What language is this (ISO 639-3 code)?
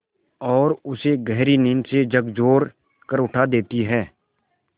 hin